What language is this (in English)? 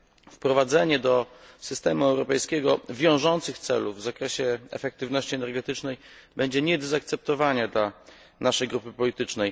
Polish